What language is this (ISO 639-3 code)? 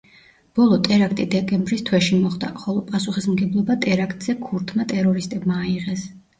kat